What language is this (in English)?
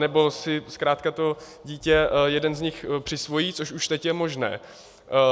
Czech